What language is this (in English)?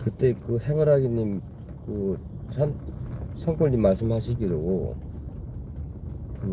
Korean